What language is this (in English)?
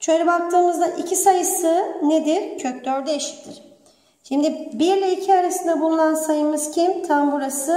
Turkish